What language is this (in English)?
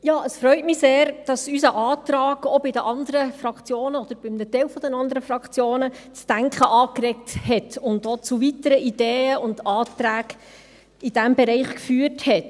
Swiss German